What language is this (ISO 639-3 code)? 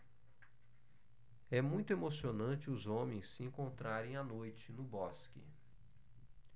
por